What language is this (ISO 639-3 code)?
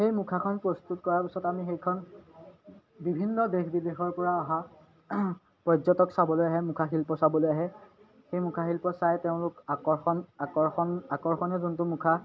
asm